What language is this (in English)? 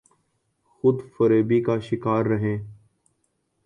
Urdu